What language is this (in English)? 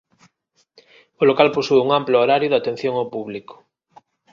Galician